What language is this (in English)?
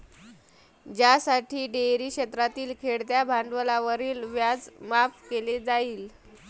Marathi